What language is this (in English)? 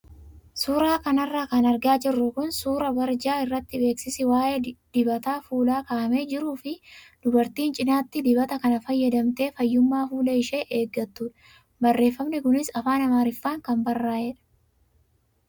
Oromo